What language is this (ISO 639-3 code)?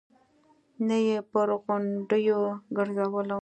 pus